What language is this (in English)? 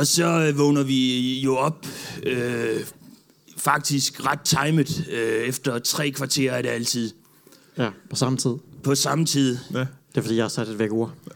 Danish